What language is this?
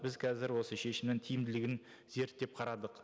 Kazakh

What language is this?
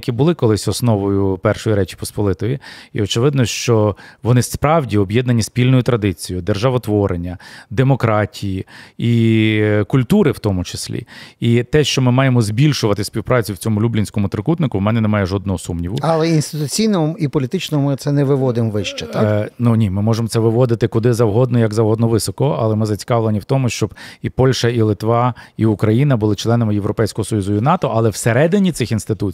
Ukrainian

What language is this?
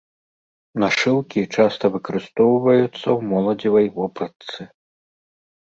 Belarusian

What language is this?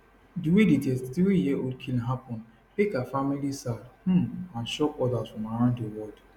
Nigerian Pidgin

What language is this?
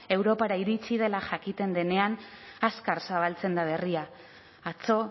Basque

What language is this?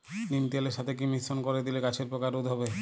Bangla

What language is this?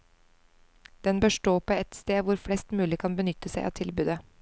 Norwegian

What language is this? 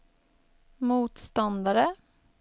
Swedish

